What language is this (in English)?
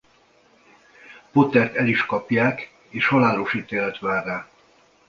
Hungarian